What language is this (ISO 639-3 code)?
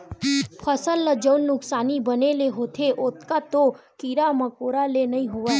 hne